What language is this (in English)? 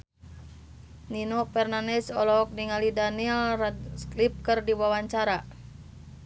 Sundanese